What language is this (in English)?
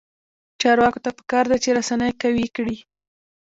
Pashto